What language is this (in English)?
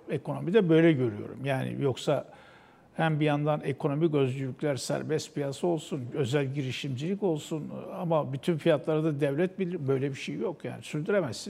Turkish